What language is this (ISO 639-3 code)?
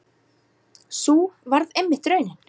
isl